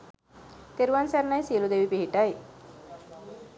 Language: Sinhala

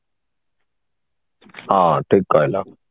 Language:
Odia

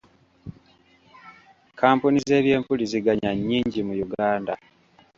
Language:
Ganda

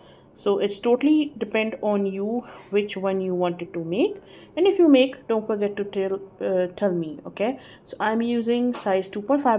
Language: English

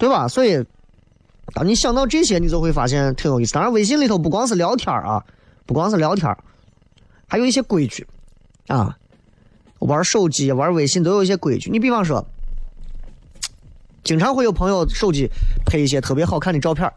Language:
Chinese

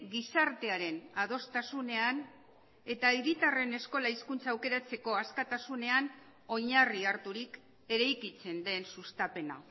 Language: Basque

